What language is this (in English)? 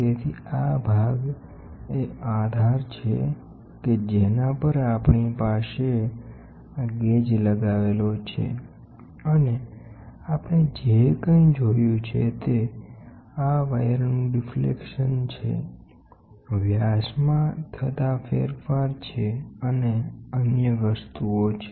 Gujarati